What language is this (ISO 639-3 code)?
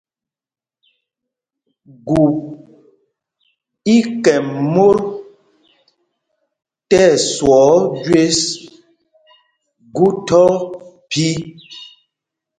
mgg